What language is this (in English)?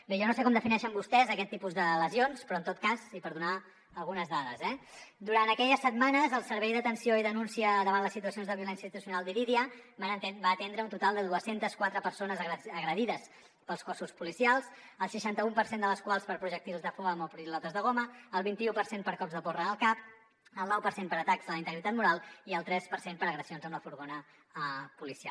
Catalan